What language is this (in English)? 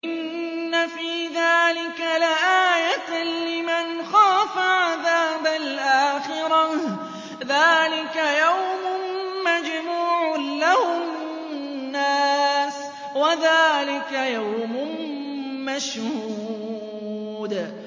Arabic